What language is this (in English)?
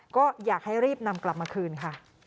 Thai